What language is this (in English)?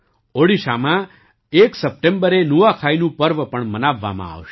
Gujarati